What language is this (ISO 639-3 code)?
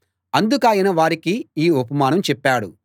tel